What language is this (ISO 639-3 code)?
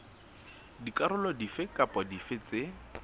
sot